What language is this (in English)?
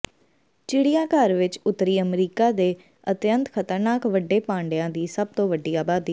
Punjabi